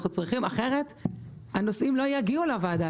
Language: Hebrew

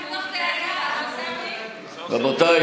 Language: Hebrew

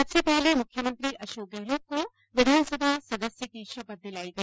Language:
Hindi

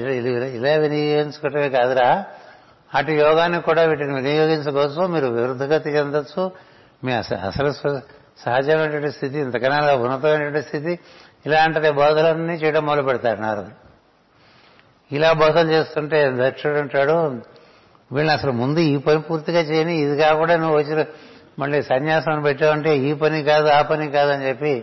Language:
Telugu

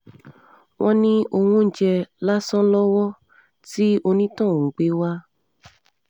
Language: Yoruba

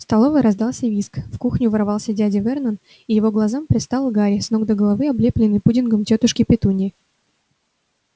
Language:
Russian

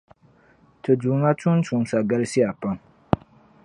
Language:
Dagbani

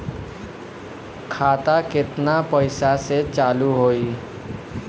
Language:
Bhojpuri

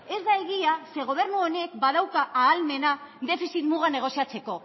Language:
Basque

